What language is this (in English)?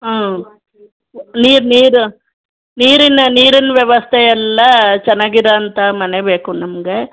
Kannada